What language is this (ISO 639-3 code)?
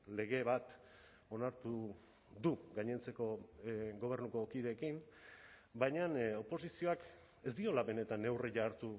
eus